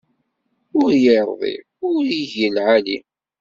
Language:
Kabyle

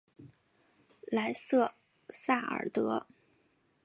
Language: Chinese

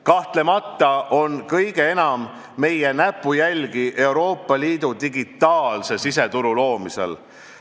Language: Estonian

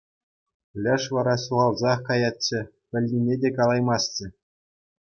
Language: Chuvash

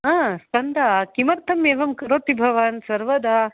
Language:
Sanskrit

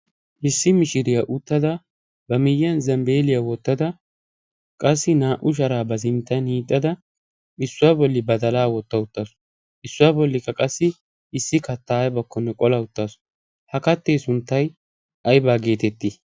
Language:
Wolaytta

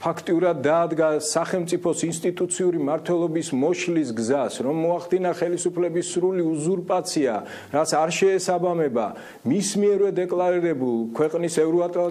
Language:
Slovak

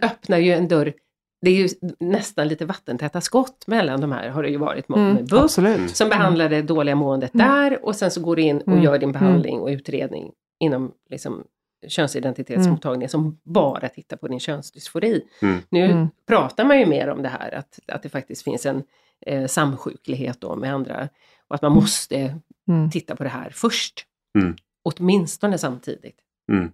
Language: Swedish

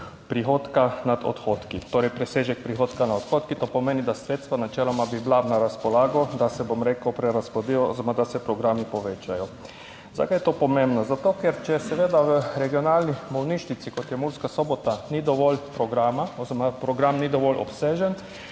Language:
Slovenian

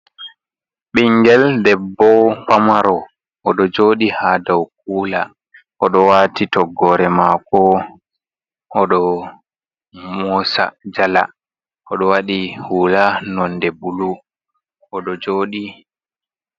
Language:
Fula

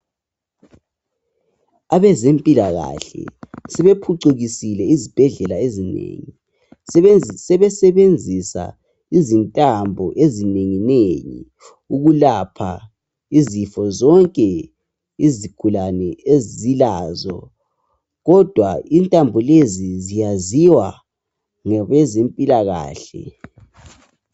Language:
North Ndebele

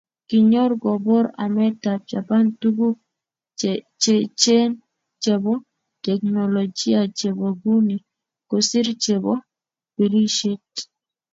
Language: Kalenjin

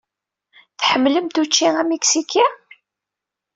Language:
Kabyle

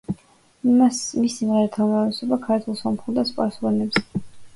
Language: Georgian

